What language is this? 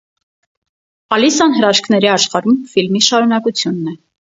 Armenian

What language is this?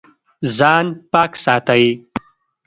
Pashto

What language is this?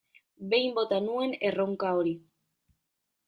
Basque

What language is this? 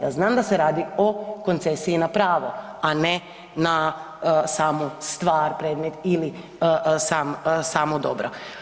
Croatian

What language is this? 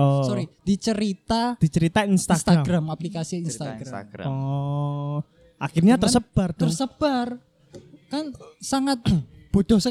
Indonesian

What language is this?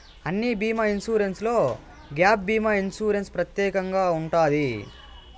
Telugu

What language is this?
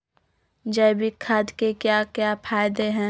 Magahi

